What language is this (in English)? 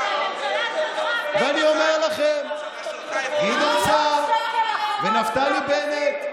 Hebrew